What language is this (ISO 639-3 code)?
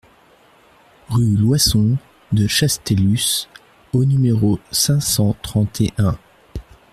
fra